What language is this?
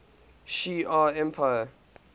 English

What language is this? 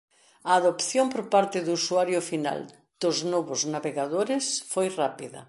Galician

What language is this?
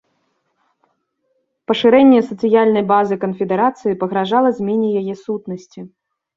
Belarusian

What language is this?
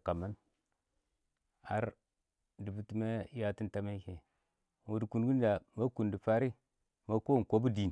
Awak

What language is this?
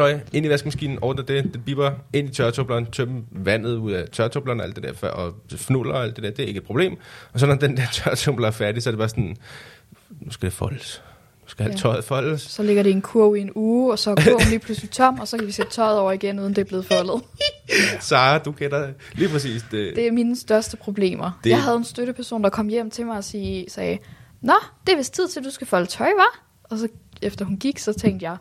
Danish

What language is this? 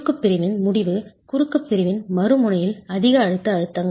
Tamil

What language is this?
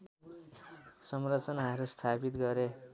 Nepali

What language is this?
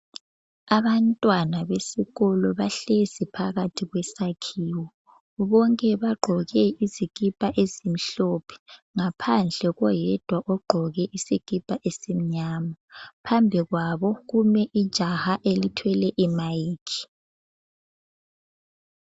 North Ndebele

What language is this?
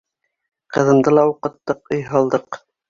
Bashkir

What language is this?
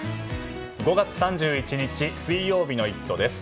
Japanese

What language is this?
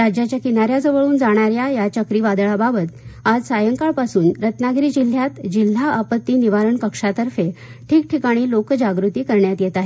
Marathi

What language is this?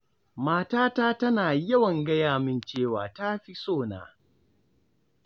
Hausa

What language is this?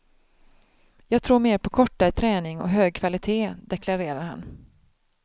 Swedish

